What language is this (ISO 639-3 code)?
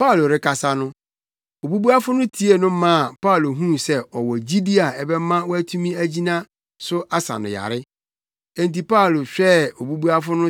aka